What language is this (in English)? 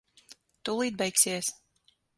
Latvian